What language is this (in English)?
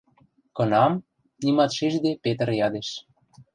Western Mari